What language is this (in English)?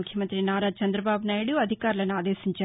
Telugu